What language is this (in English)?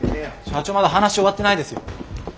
Japanese